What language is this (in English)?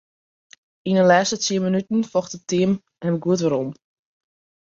Western Frisian